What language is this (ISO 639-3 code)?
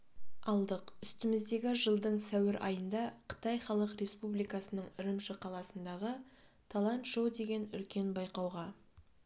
kaz